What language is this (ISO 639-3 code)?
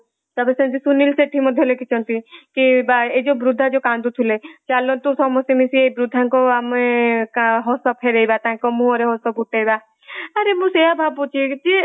ori